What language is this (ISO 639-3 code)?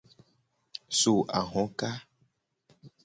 gej